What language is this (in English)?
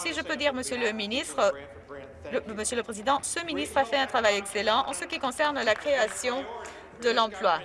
French